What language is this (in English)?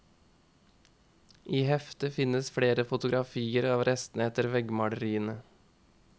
Norwegian